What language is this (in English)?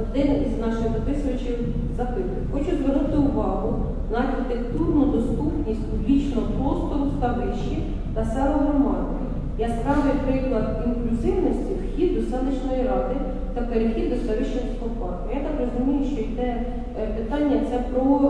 Ukrainian